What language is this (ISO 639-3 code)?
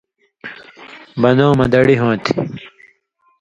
mvy